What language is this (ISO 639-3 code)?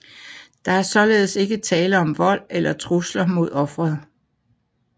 dan